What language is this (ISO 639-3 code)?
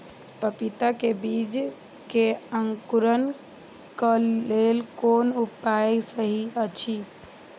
mai